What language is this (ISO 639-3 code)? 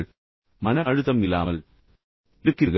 tam